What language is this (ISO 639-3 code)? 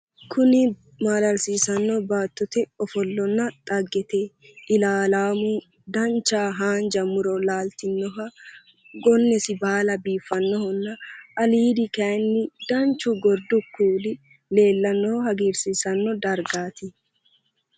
sid